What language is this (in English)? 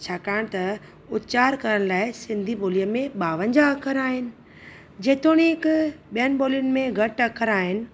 Sindhi